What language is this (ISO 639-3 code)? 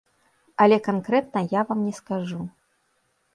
bel